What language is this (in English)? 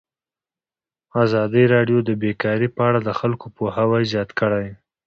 Pashto